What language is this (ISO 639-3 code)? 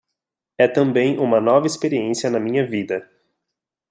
por